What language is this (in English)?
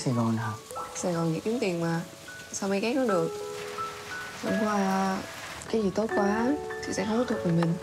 Vietnamese